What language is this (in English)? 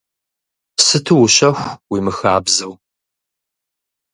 Kabardian